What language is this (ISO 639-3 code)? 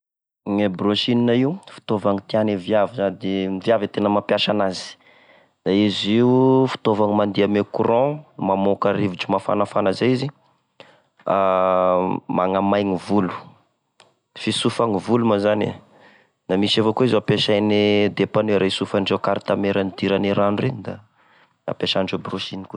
tkg